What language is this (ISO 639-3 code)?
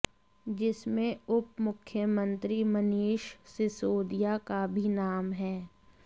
hin